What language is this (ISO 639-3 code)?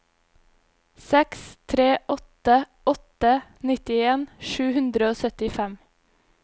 nor